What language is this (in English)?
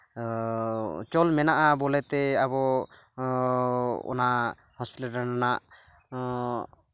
Santali